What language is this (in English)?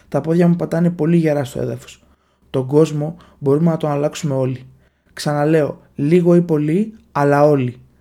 Greek